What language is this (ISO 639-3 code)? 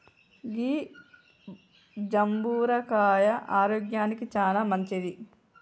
tel